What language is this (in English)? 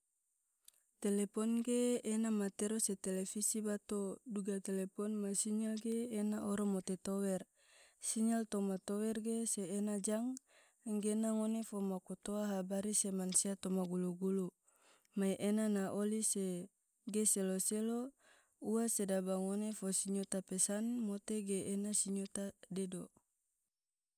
Tidore